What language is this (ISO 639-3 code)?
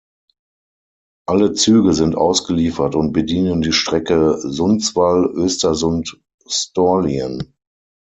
deu